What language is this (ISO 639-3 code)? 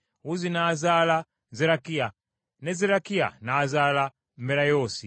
lug